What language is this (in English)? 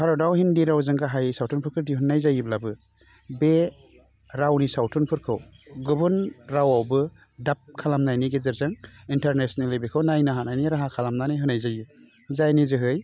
Bodo